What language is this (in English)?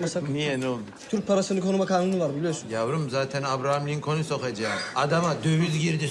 Turkish